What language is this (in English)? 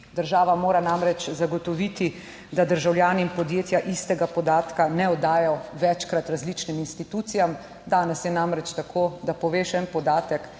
Slovenian